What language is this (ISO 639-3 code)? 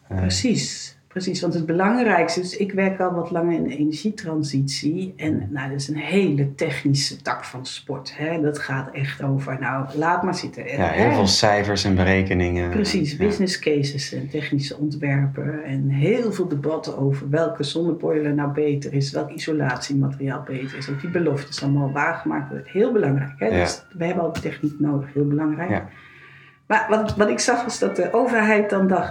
nld